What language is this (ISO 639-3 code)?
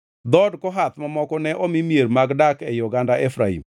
luo